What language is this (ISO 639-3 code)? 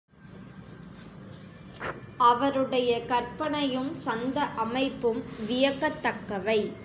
tam